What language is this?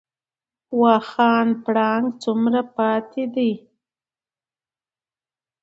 Pashto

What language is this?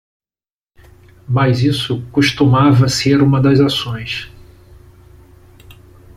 Portuguese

